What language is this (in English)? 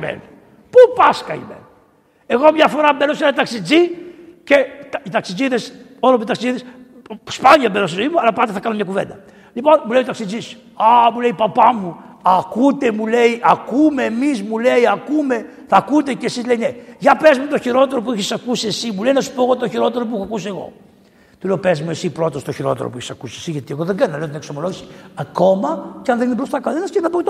Greek